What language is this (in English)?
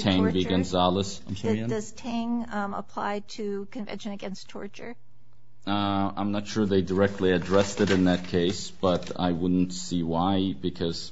English